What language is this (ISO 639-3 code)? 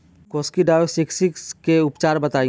bho